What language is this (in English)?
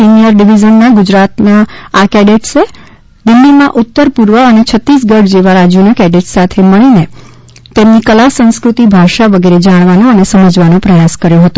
Gujarati